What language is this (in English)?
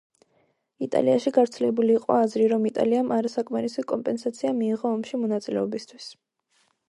Georgian